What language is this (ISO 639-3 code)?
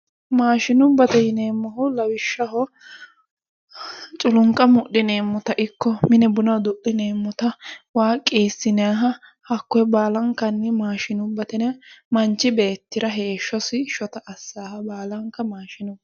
sid